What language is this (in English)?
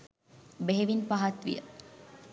Sinhala